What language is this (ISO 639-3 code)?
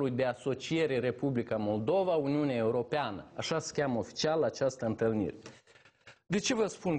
ron